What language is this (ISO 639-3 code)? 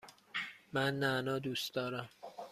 fas